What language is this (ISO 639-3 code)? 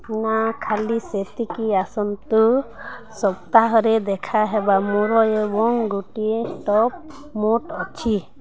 ori